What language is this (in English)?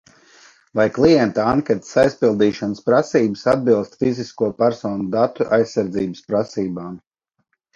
Latvian